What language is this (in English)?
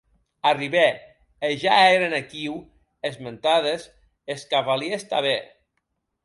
Occitan